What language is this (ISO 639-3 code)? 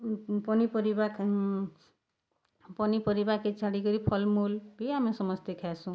ori